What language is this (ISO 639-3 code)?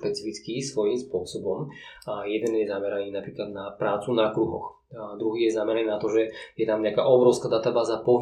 slk